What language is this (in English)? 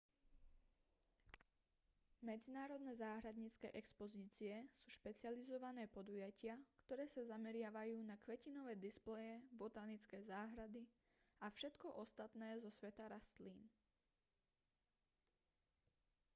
Slovak